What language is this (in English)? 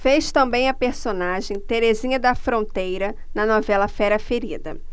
Portuguese